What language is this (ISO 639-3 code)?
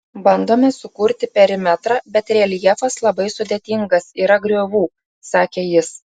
lit